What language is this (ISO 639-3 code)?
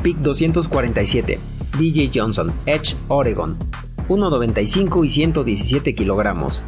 spa